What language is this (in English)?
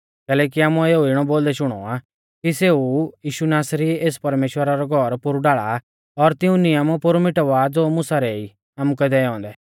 Mahasu Pahari